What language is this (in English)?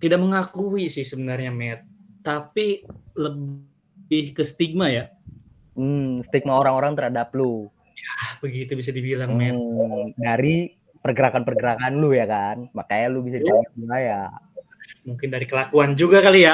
Indonesian